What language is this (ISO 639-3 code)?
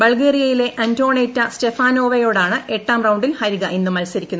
mal